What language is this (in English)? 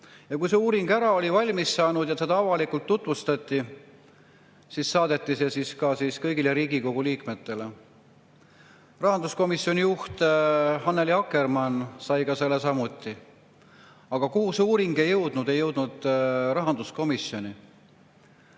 Estonian